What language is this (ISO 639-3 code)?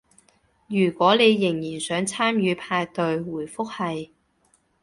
yue